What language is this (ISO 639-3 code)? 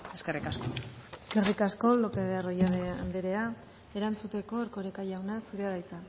eus